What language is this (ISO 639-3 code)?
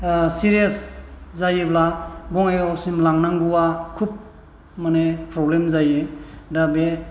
brx